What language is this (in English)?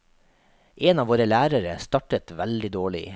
Norwegian